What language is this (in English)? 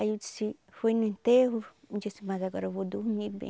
Portuguese